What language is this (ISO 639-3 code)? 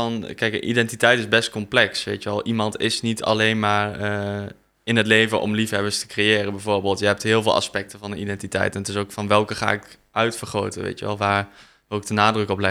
nld